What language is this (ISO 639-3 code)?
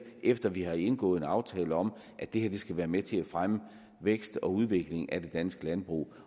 dan